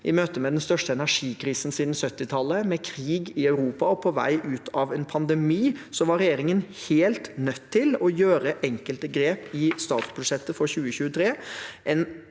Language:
Norwegian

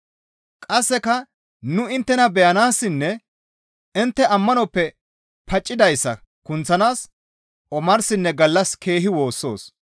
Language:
Gamo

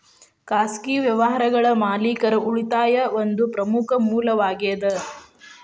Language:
Kannada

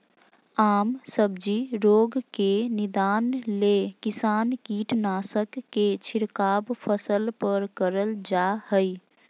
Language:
Magahi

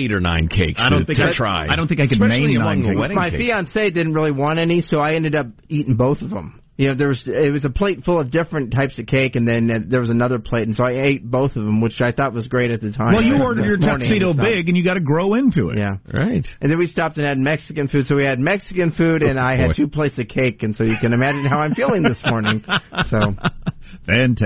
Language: English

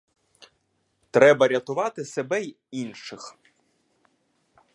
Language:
Ukrainian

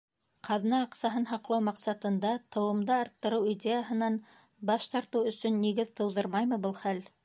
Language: Bashkir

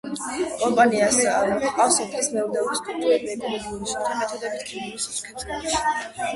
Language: Georgian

